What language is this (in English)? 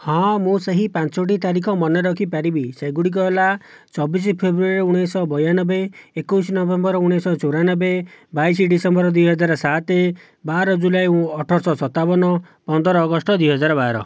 Odia